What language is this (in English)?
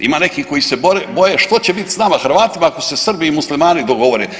Croatian